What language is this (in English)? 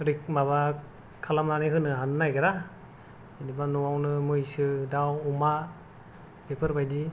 Bodo